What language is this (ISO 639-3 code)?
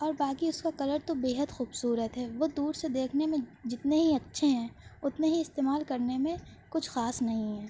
urd